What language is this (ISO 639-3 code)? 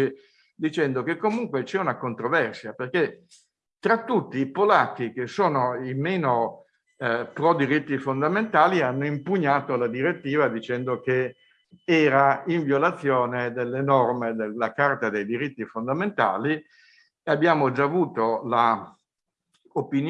ita